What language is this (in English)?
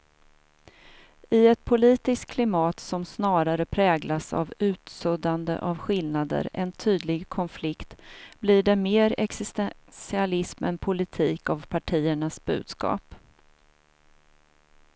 Swedish